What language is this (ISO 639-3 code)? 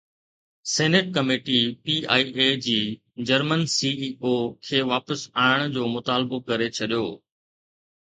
snd